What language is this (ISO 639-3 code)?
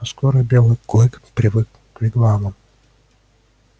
rus